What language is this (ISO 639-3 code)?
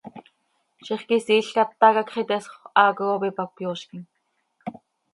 sei